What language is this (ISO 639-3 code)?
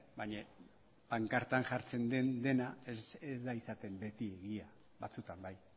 eus